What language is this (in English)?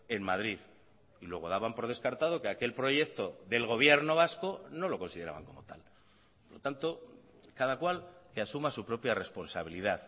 Spanish